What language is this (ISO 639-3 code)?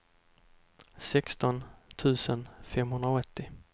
swe